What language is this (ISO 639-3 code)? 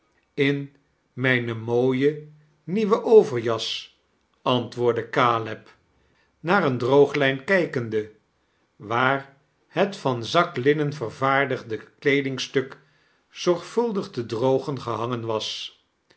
nld